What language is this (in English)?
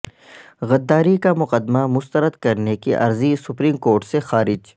Urdu